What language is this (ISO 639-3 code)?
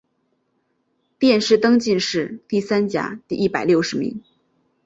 zho